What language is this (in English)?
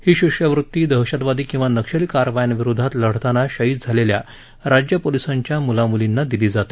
Marathi